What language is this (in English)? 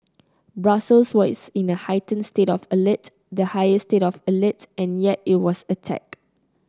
English